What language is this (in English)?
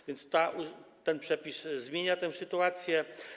Polish